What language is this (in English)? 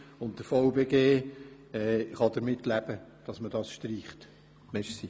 Swiss German